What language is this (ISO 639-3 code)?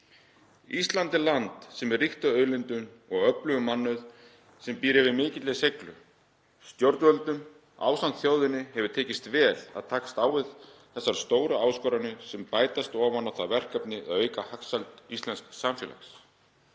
isl